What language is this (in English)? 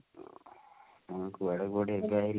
Odia